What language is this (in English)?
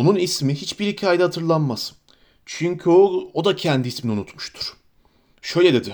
Turkish